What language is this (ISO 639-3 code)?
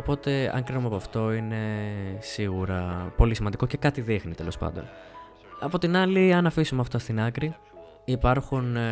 ell